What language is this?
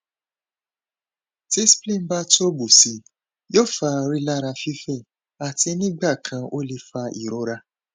Yoruba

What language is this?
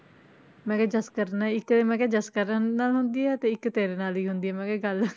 Punjabi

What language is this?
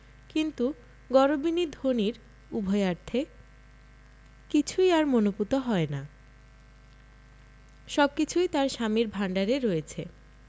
Bangla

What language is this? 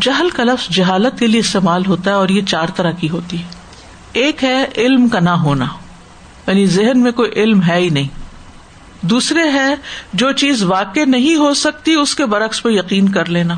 Urdu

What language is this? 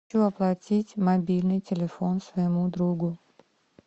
Russian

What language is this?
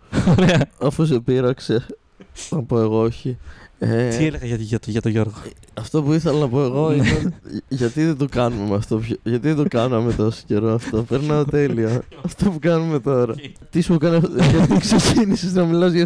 Greek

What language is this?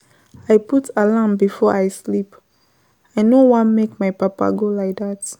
Nigerian Pidgin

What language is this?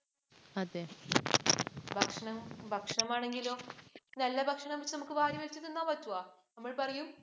Malayalam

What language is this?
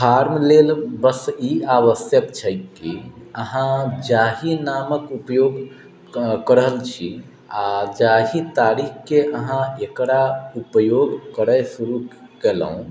Maithili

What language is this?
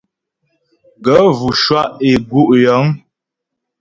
Ghomala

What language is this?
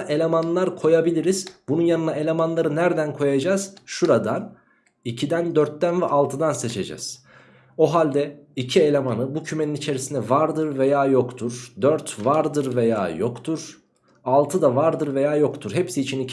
Turkish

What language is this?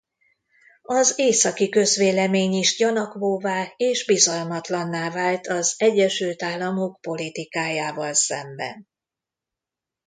Hungarian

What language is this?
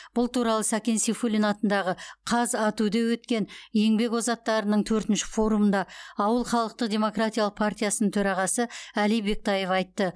Kazakh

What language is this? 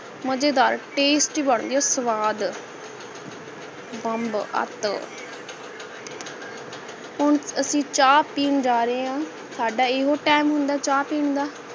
Punjabi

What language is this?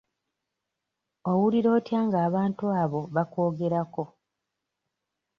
Ganda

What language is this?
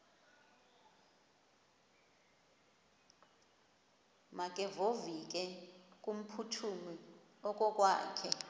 Xhosa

